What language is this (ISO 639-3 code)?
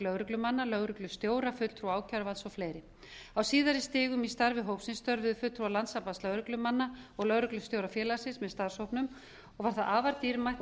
isl